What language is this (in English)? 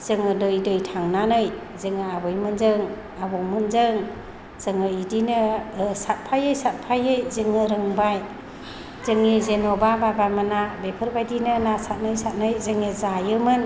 Bodo